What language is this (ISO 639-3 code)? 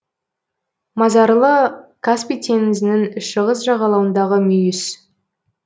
kaz